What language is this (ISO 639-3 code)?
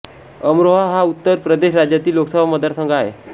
mar